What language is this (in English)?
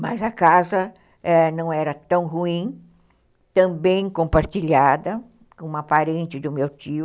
Portuguese